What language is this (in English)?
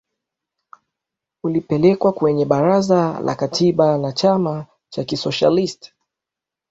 Swahili